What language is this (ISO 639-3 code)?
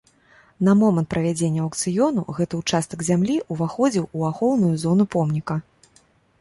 bel